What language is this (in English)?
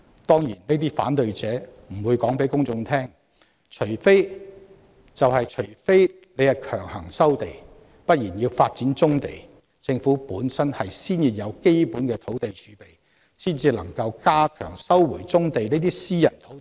Cantonese